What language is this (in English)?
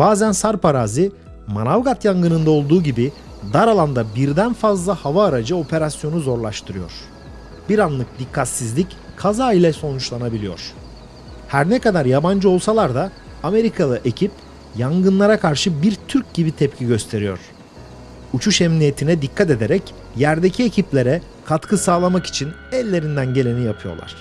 Turkish